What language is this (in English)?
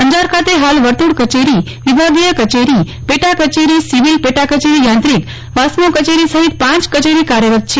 Gujarati